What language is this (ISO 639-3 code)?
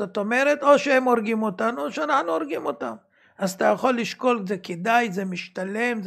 heb